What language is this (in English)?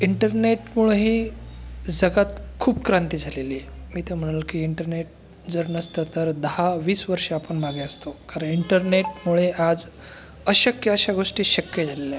Marathi